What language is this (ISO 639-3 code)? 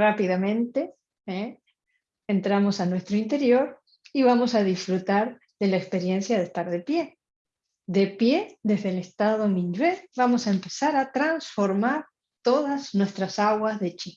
spa